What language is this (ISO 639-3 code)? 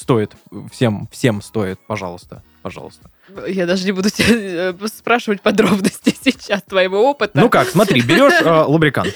rus